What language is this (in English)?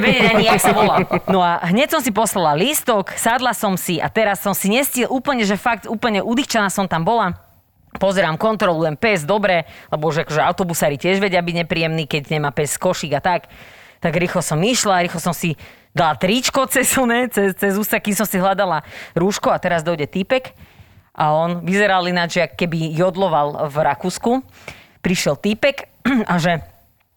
Slovak